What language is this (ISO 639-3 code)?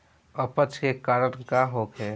bho